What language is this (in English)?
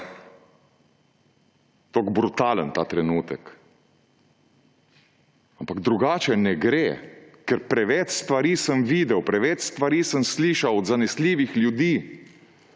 Slovenian